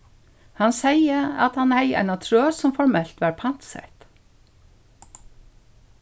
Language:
Faroese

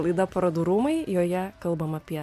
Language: Lithuanian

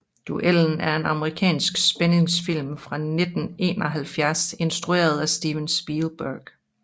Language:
Danish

